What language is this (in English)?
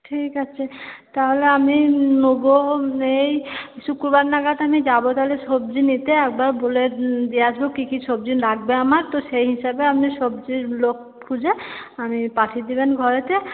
Bangla